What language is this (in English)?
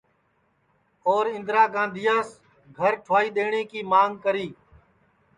Sansi